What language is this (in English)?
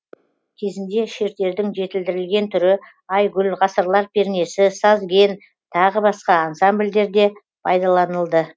Kazakh